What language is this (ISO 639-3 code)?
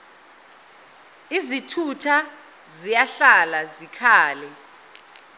zul